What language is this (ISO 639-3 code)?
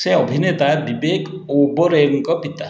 ori